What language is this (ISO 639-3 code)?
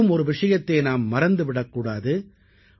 tam